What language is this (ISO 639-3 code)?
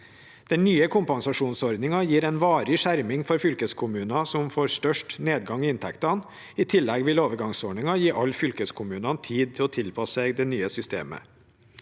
nor